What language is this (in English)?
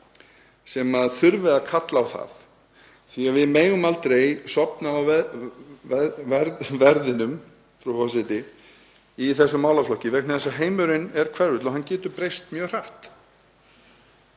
Icelandic